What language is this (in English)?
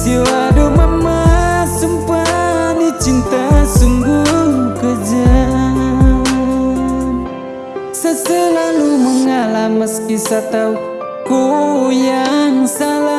Indonesian